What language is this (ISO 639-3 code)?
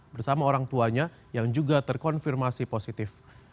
ind